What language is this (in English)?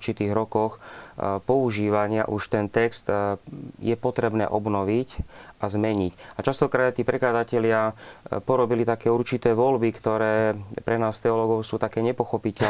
Slovak